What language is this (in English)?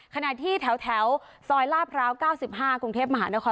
Thai